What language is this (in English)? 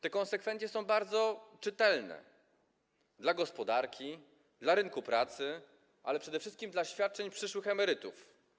Polish